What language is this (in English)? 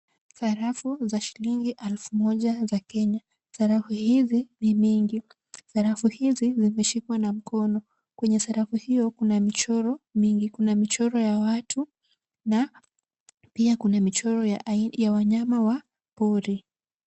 Swahili